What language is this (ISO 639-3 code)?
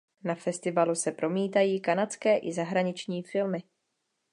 ces